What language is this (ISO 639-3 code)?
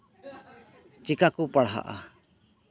sat